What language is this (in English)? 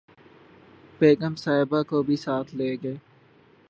Urdu